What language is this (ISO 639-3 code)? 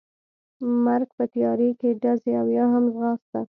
pus